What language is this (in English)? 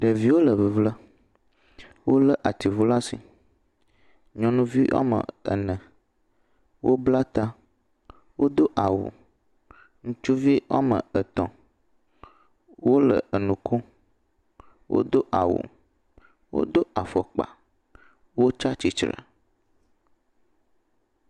Ewe